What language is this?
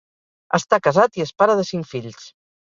Catalan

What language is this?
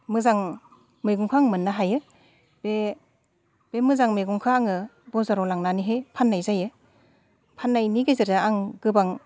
Bodo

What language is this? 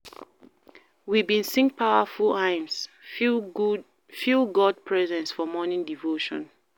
Nigerian Pidgin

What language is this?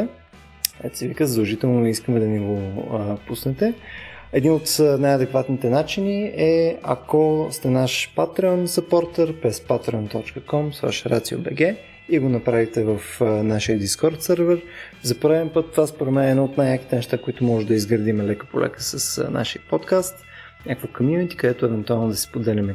Bulgarian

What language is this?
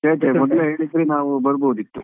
Kannada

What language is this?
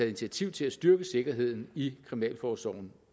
Danish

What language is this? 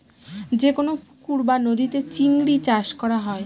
Bangla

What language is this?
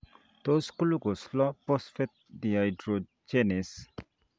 Kalenjin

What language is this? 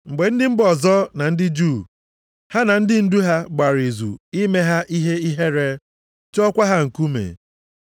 Igbo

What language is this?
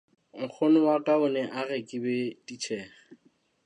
Southern Sotho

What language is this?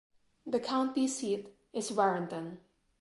English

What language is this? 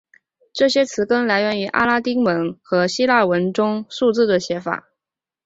Chinese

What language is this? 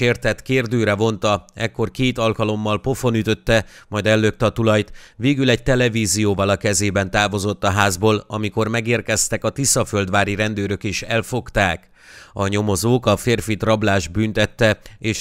Hungarian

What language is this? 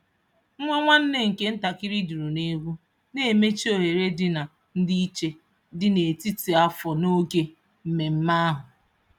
Igbo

